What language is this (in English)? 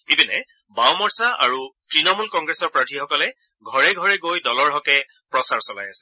Assamese